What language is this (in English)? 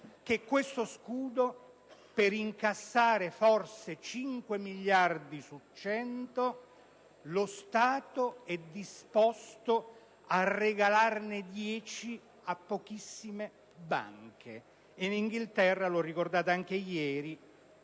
Italian